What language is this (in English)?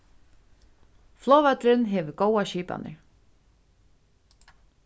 Faroese